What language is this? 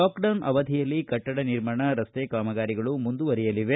Kannada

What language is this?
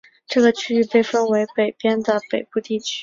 Chinese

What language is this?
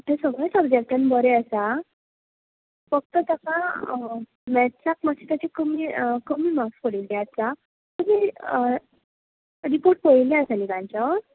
Konkani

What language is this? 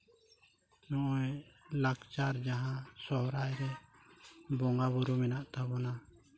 Santali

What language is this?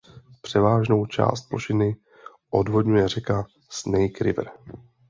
Czech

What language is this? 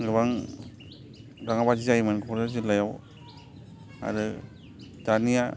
Bodo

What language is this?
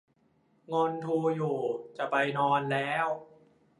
Thai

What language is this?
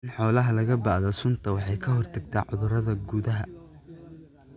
Somali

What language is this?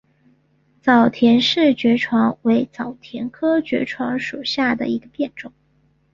Chinese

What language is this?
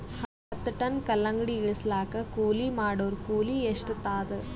Kannada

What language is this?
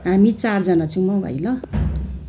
Nepali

